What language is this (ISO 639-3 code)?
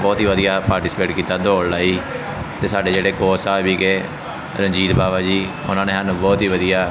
pan